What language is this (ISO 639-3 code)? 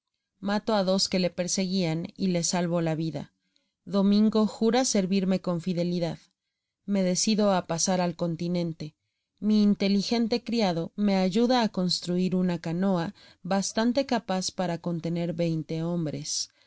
spa